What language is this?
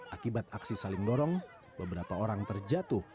Indonesian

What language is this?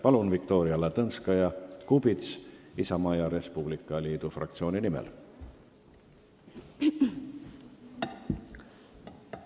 Estonian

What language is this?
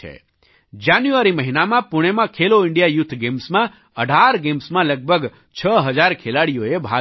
Gujarati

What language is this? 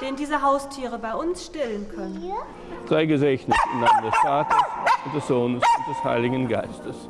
German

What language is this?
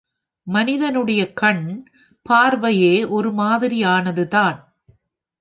Tamil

